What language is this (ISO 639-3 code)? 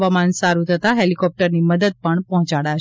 guj